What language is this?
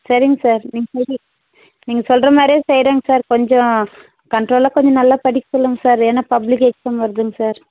Tamil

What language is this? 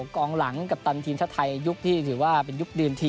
Thai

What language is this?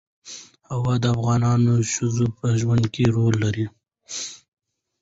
Pashto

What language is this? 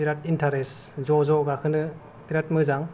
Bodo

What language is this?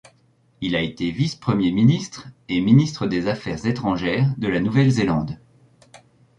French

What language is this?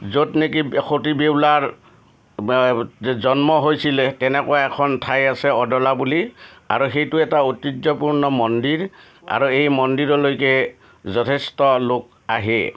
Assamese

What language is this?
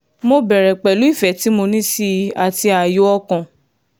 Yoruba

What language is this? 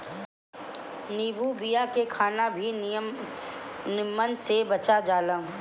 Bhojpuri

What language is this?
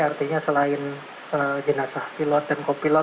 Indonesian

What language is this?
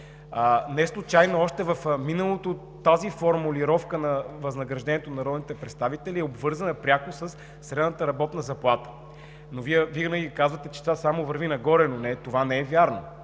Bulgarian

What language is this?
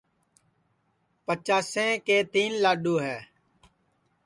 Sansi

